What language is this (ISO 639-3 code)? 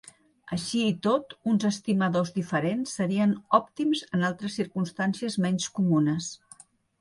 cat